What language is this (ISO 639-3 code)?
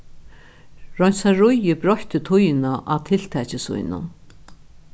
fao